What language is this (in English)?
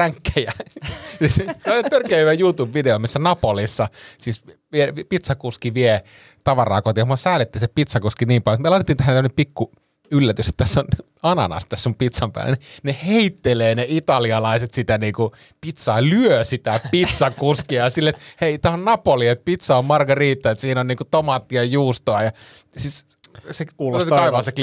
Finnish